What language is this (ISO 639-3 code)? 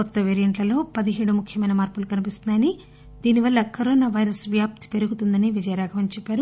tel